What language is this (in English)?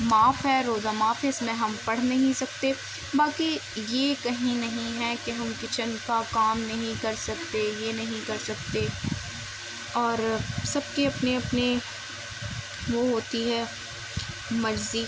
Urdu